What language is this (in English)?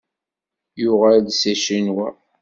Kabyle